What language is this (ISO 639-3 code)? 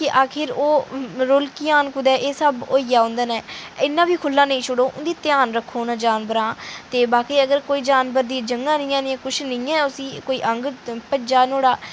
doi